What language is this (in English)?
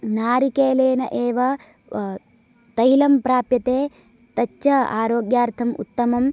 Sanskrit